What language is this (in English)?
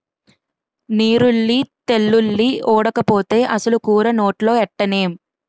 Telugu